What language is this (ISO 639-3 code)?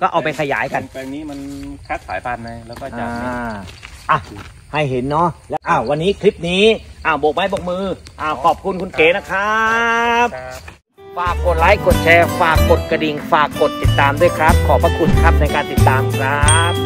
tha